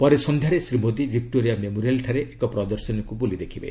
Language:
Odia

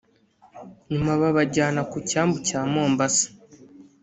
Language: Kinyarwanda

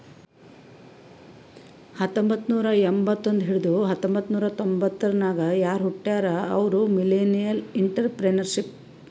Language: Kannada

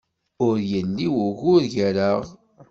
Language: Kabyle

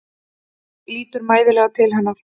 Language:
Icelandic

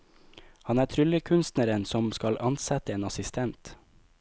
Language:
Norwegian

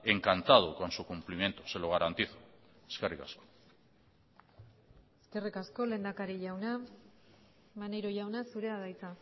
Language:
Basque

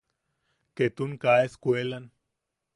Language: Yaqui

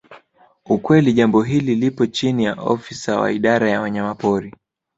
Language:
Swahili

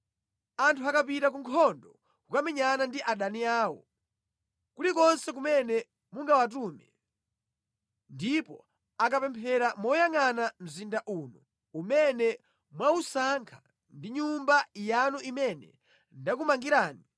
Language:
Nyanja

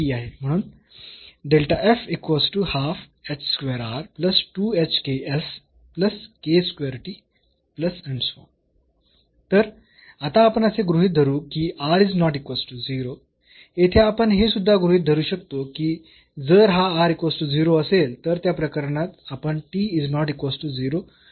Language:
Marathi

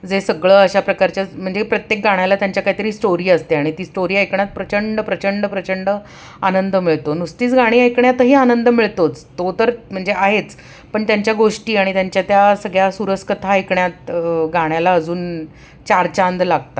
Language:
Marathi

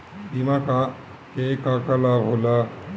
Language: Bhojpuri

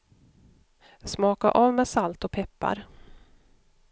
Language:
Swedish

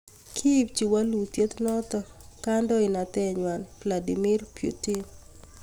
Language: Kalenjin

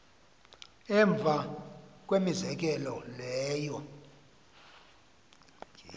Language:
Xhosa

